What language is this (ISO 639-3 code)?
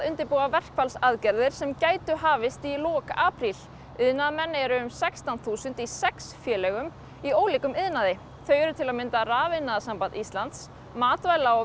isl